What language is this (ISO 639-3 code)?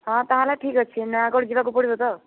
ori